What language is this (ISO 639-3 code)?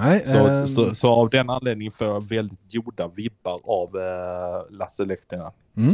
swe